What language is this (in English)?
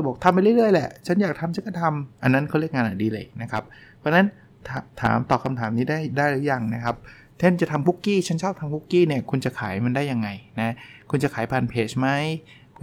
Thai